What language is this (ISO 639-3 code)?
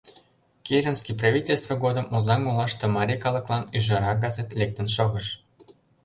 chm